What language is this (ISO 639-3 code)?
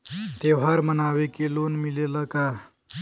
bho